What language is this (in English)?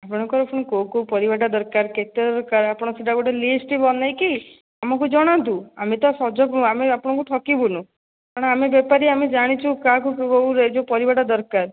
Odia